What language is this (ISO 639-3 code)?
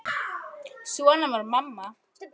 isl